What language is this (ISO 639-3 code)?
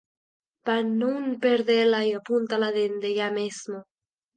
ast